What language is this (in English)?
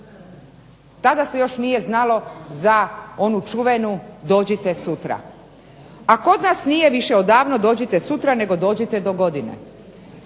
Croatian